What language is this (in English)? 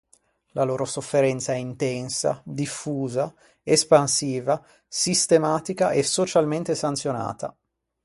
Italian